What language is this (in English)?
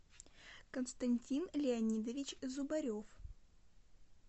Russian